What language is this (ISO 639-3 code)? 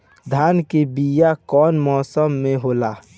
bho